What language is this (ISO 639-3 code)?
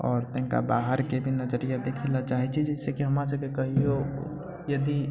mai